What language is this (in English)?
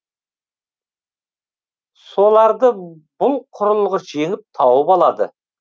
Kazakh